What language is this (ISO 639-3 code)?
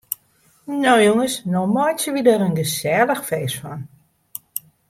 fry